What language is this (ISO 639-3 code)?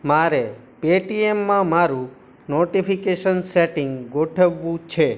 guj